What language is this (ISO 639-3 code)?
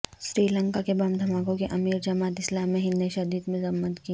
urd